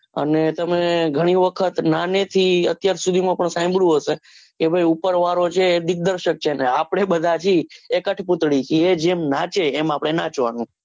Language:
Gujarati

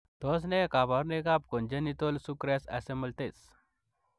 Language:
Kalenjin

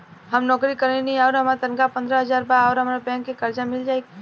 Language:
Bhojpuri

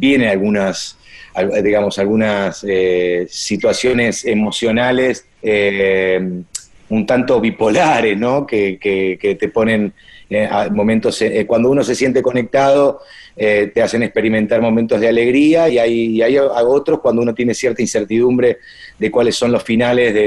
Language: Spanish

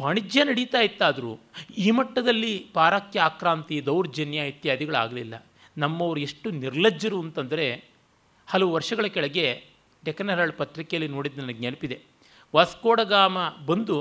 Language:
Kannada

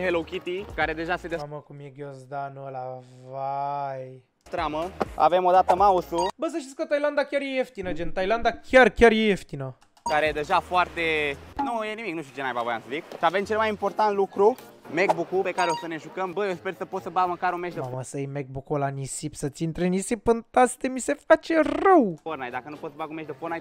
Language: Romanian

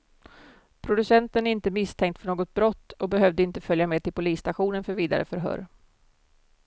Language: Swedish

